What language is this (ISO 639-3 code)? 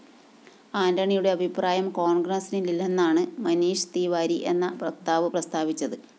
mal